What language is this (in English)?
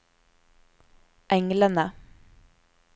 Norwegian